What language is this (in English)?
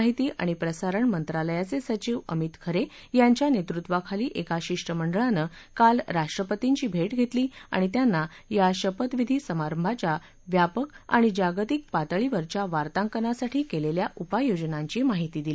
Marathi